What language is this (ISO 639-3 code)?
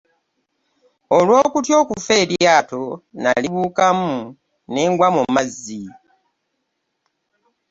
lug